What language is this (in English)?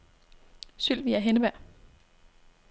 Danish